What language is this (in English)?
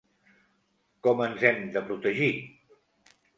Catalan